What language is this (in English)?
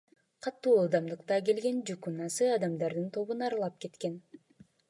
Kyrgyz